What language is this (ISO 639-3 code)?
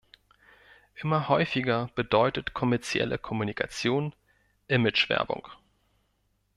deu